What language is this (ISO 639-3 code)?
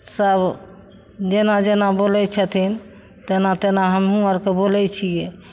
mai